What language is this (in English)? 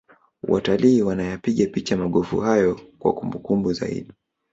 Swahili